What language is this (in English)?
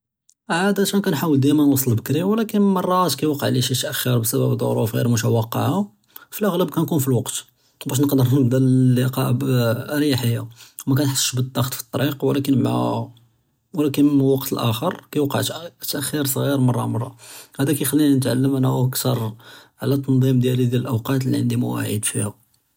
Judeo-Arabic